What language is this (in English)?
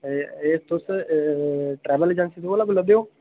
Dogri